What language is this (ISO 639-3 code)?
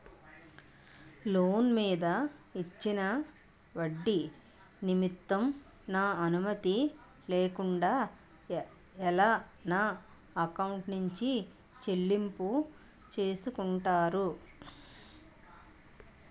tel